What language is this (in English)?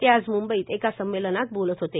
Marathi